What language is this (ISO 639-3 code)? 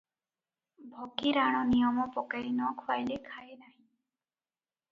ori